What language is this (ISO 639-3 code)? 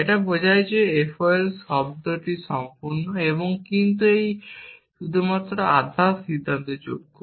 ben